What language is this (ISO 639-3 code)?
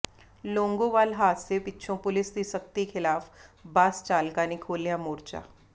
pan